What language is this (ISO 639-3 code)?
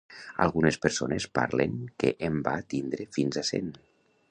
cat